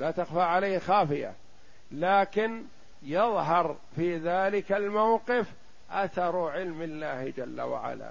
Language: Arabic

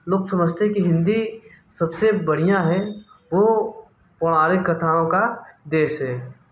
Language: Hindi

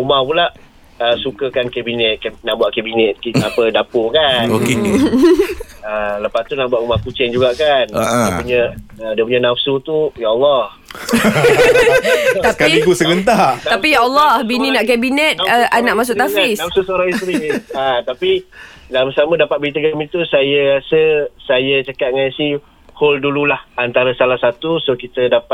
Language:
Malay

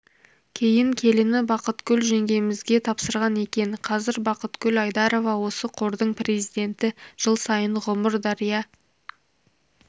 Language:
Kazakh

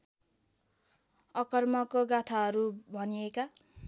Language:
Nepali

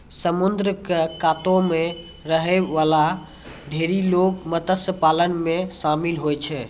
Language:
Maithili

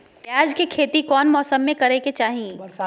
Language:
Magahi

